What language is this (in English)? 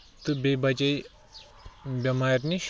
Kashmiri